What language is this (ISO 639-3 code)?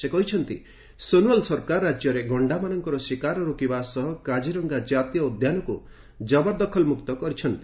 ori